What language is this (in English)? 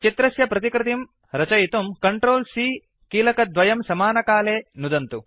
Sanskrit